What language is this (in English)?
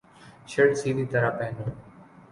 Urdu